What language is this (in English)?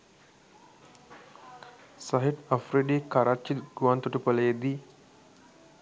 Sinhala